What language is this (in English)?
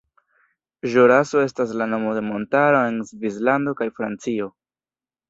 Esperanto